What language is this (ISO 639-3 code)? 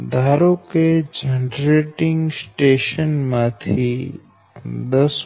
guj